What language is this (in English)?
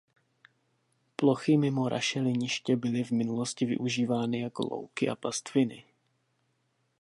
Czech